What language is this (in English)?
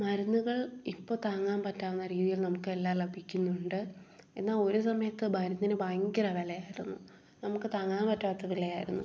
Malayalam